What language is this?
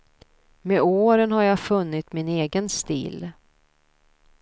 Swedish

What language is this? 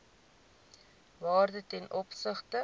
Afrikaans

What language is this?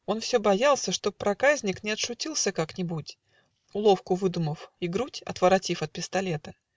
Russian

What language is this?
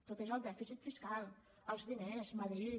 Catalan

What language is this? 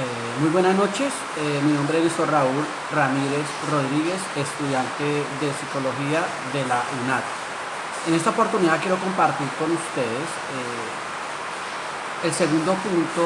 Spanish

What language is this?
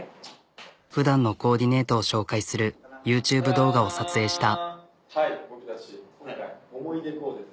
Japanese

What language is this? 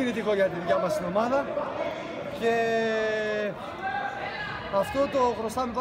Greek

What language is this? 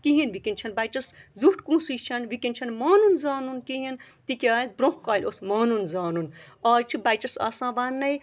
Kashmiri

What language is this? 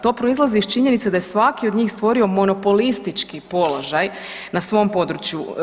Croatian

